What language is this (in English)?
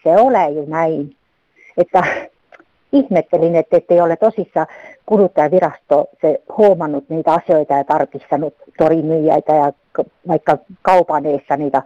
Finnish